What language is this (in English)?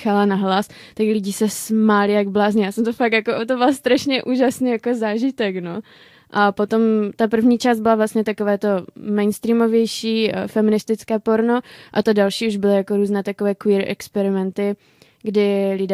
Czech